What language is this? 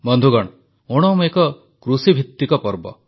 Odia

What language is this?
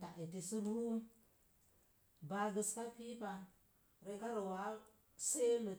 Mom Jango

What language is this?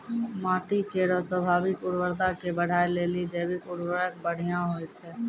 Maithili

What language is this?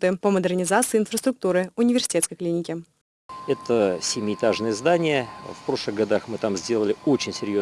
Russian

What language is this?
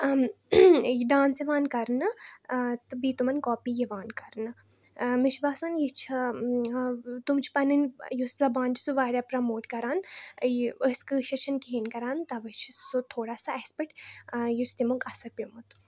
Kashmiri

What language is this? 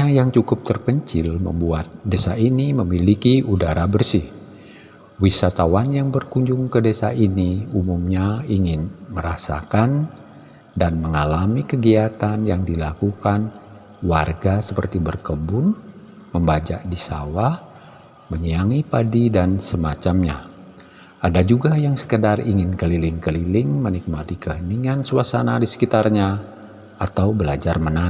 Indonesian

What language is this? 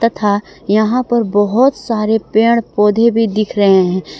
Hindi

